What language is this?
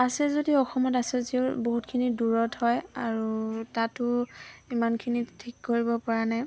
Assamese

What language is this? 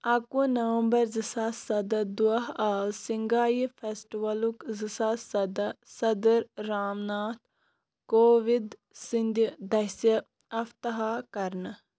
Kashmiri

